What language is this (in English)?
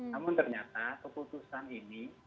Indonesian